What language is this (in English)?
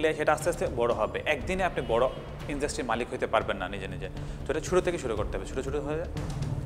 Hindi